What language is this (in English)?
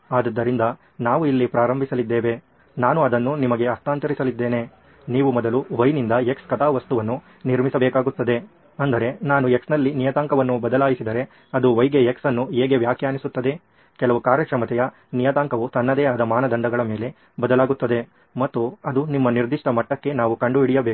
Kannada